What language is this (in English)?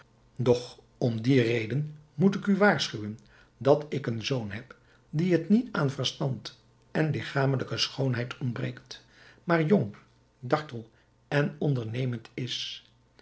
Dutch